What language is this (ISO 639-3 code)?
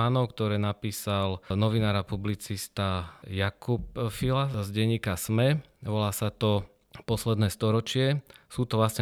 slk